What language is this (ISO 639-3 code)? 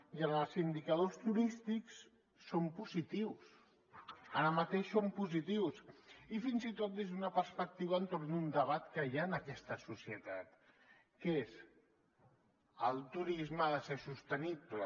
cat